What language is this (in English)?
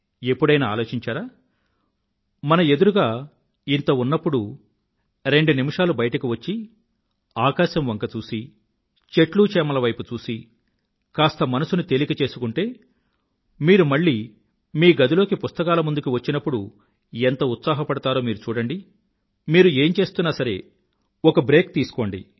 Telugu